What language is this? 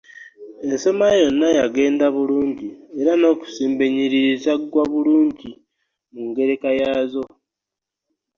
Ganda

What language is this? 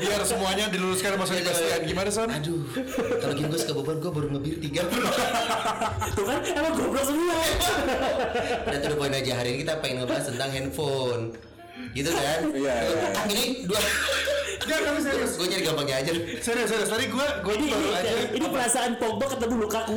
Indonesian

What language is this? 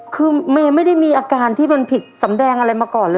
Thai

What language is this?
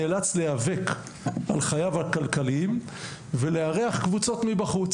Hebrew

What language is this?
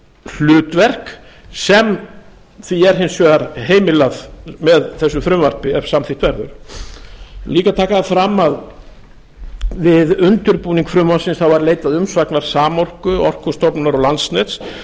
Icelandic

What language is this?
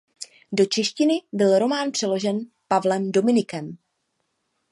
Czech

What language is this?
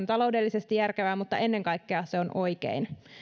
Finnish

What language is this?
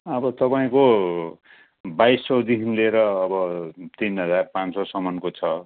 Nepali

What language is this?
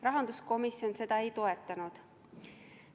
Estonian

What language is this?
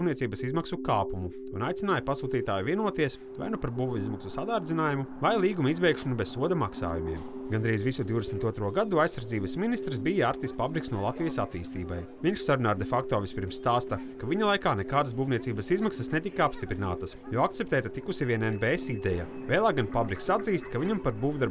Latvian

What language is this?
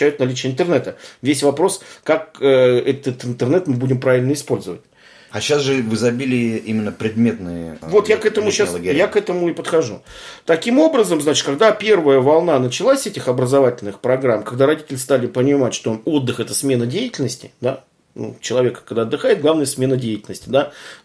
Russian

